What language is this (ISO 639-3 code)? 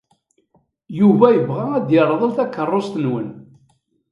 kab